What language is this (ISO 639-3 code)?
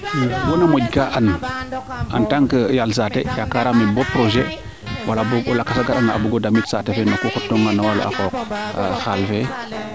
srr